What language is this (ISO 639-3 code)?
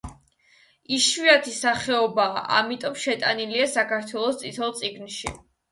kat